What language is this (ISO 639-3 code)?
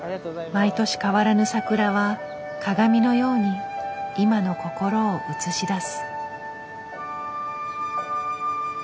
jpn